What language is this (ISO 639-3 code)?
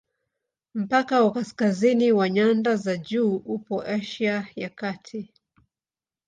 swa